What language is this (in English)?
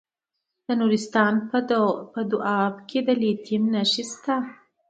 Pashto